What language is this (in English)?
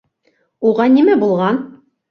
Bashkir